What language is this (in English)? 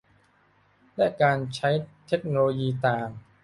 Thai